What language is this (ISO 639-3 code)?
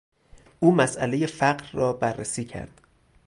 fas